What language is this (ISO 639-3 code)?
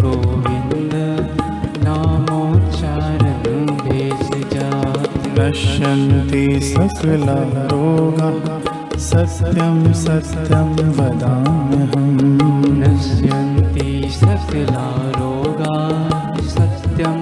hin